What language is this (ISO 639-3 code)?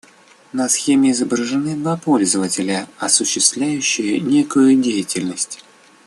rus